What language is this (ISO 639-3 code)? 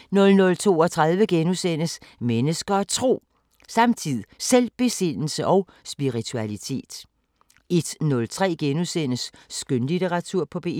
dan